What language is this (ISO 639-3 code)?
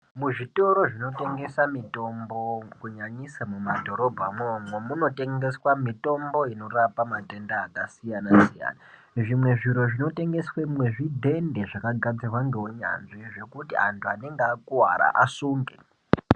ndc